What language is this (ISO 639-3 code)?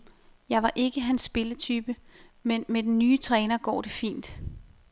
dan